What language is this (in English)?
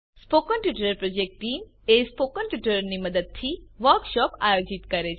Gujarati